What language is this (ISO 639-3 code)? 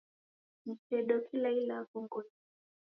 dav